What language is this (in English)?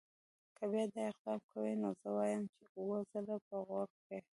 Pashto